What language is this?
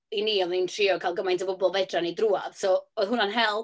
Welsh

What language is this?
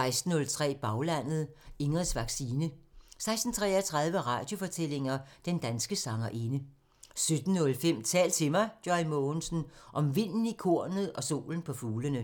Danish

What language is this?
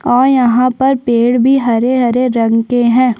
Hindi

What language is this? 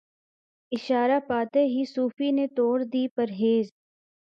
Urdu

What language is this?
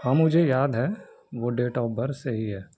Urdu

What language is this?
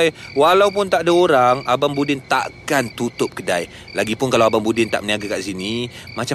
Malay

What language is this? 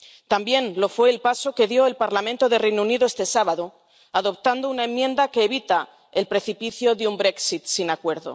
Spanish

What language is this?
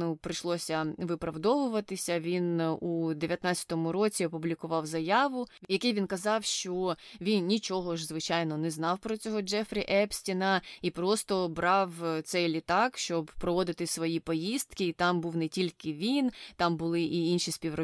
Ukrainian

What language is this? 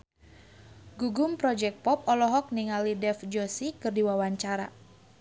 Sundanese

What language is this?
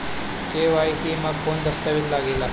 Bhojpuri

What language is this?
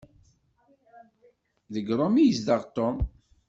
Kabyle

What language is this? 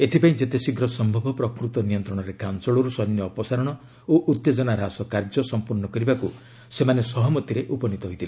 Odia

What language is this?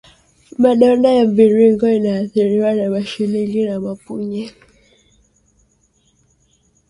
Swahili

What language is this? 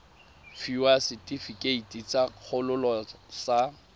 Tswana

